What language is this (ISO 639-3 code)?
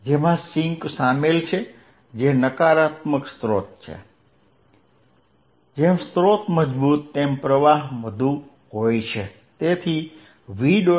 guj